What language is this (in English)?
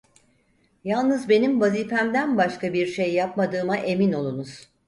Turkish